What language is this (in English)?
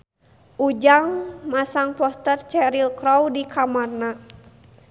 Sundanese